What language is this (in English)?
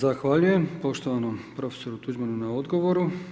Croatian